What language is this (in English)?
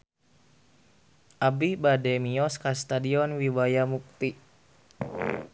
Sundanese